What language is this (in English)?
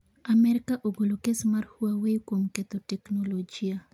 Luo (Kenya and Tanzania)